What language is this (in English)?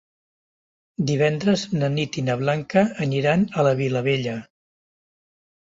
Catalan